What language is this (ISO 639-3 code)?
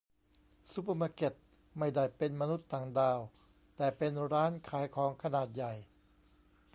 tha